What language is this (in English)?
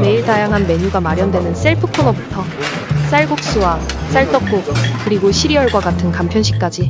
Korean